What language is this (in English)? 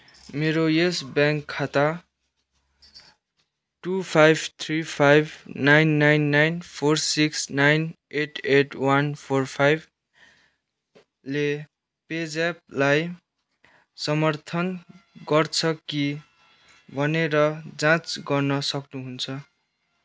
Nepali